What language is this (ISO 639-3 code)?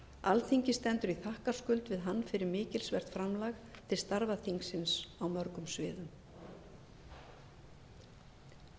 isl